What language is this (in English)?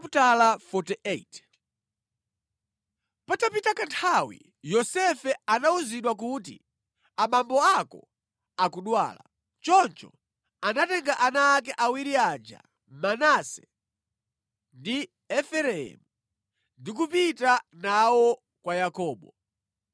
Nyanja